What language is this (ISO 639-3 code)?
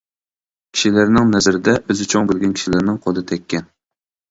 uig